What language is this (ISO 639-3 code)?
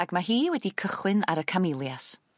cym